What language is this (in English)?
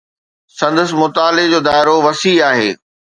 Sindhi